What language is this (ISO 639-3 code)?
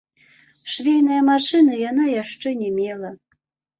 bel